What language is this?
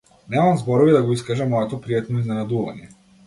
Macedonian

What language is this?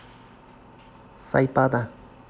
Russian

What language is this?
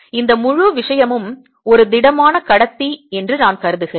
Tamil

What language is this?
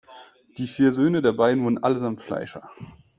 German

